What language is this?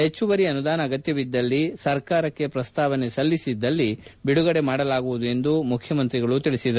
Kannada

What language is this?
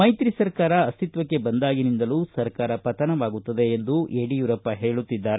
Kannada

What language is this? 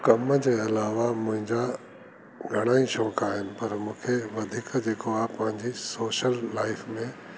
Sindhi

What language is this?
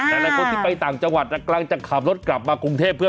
Thai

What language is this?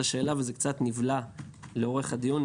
Hebrew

